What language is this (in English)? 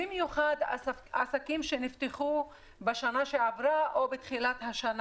Hebrew